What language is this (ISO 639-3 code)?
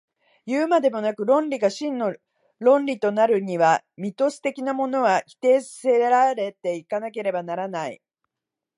jpn